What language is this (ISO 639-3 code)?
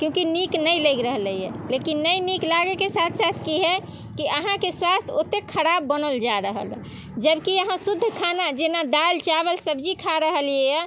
mai